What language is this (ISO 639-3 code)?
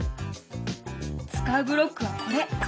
jpn